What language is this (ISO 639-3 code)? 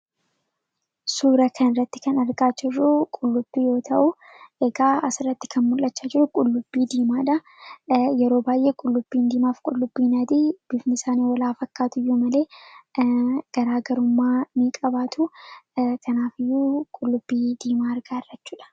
orm